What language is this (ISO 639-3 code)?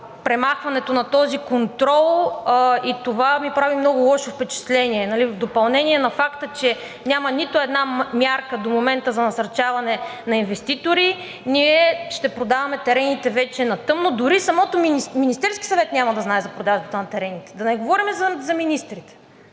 bul